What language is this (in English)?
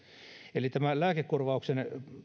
Finnish